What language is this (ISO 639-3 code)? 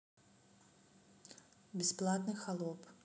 rus